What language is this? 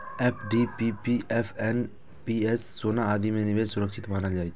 Maithili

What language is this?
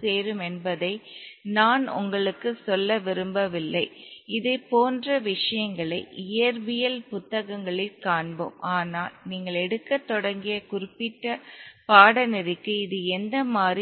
Tamil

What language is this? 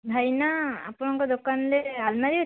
Odia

